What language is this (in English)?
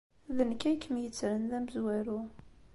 Kabyle